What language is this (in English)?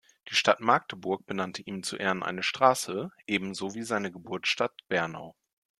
German